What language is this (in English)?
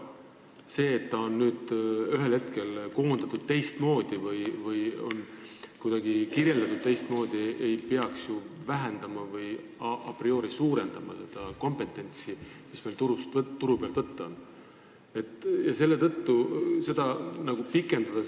Estonian